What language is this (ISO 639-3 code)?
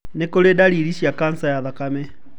kik